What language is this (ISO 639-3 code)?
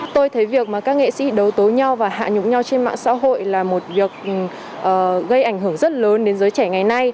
vie